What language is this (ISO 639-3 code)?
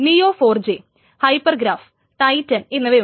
mal